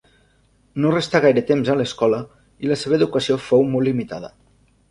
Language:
Catalan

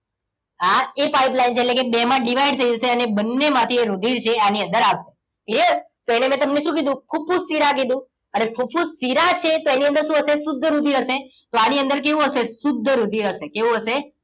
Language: Gujarati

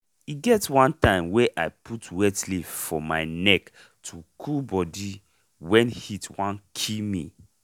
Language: Nigerian Pidgin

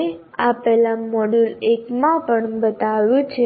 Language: Gujarati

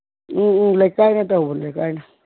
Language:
Manipuri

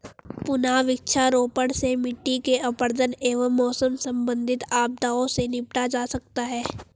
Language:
Hindi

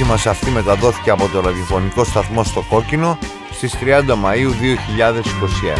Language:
Greek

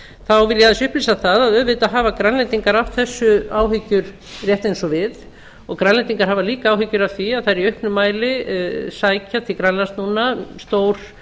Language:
Icelandic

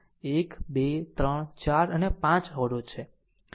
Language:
Gujarati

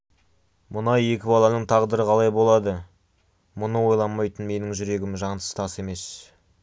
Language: Kazakh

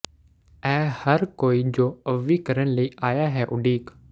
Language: Punjabi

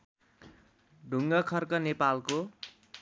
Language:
Nepali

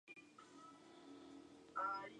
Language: Spanish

